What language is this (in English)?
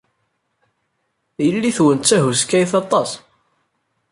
Kabyle